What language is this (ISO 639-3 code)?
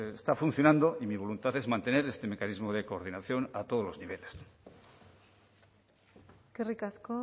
spa